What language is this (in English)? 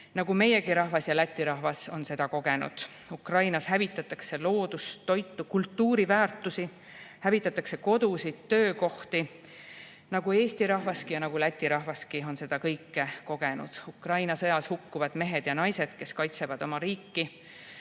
Estonian